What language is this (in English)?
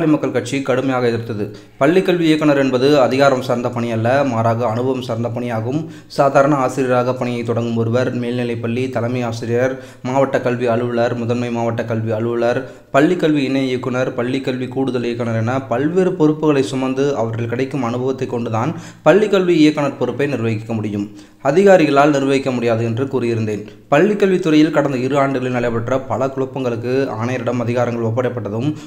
Romanian